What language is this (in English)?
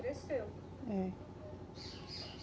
Portuguese